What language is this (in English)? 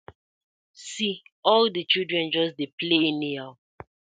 Nigerian Pidgin